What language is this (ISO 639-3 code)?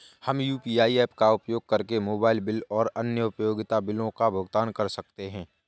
hin